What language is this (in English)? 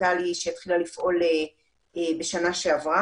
Hebrew